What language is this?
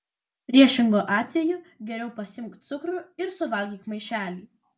Lithuanian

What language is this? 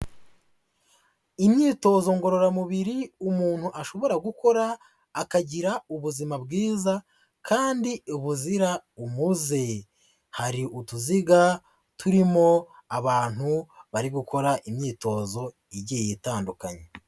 Kinyarwanda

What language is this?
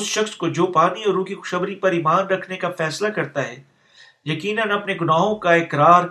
Urdu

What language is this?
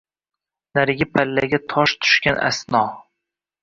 Uzbek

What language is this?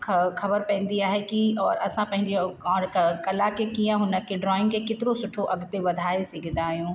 Sindhi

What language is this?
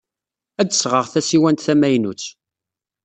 Kabyle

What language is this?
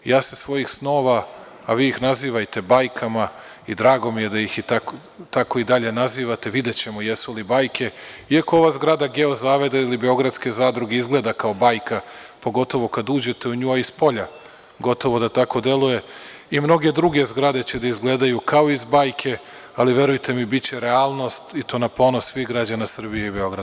Serbian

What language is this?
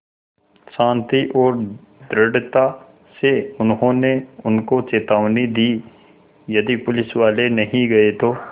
Hindi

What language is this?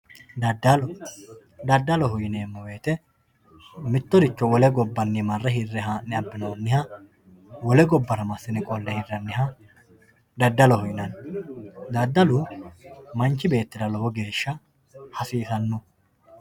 Sidamo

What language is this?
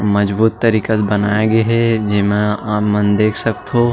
Chhattisgarhi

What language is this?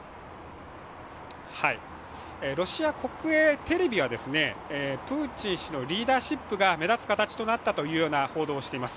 Japanese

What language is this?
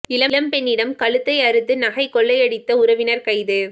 Tamil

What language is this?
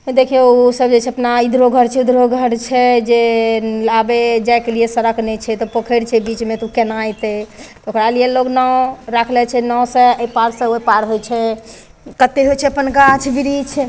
Maithili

